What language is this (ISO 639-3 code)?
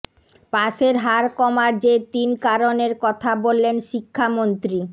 ben